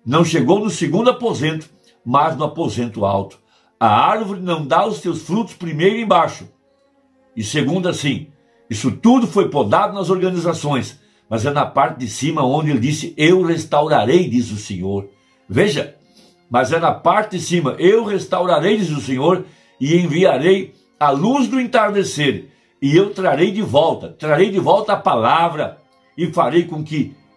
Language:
Portuguese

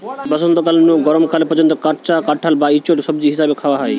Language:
Bangla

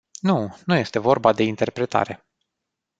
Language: Romanian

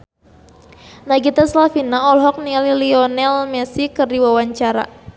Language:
Sundanese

